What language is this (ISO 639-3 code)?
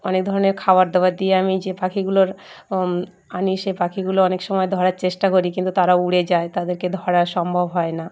ben